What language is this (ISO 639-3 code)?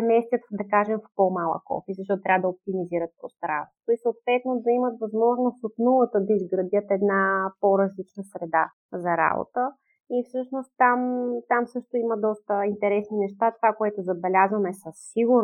bul